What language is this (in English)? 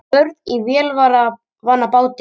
Icelandic